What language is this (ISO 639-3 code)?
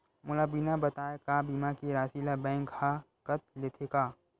hne